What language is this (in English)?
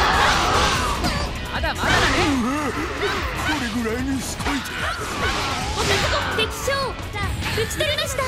Japanese